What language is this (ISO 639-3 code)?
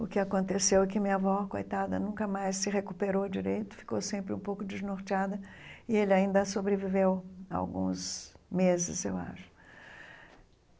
por